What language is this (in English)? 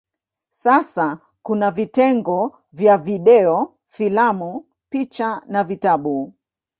Swahili